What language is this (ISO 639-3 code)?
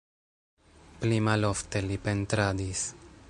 epo